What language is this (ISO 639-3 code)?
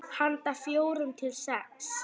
isl